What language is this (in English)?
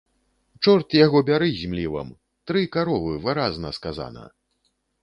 Belarusian